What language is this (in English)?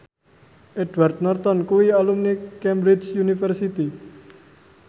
Javanese